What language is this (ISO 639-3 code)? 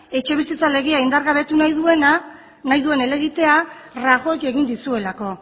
eus